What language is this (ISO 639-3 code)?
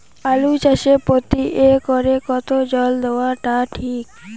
ben